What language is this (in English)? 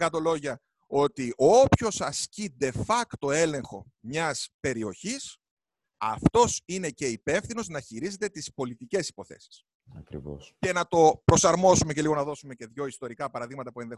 Greek